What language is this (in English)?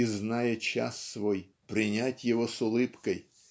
Russian